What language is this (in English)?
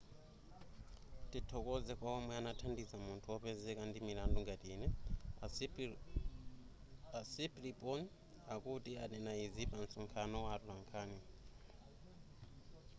Nyanja